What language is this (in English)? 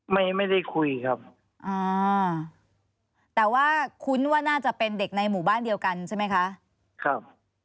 Thai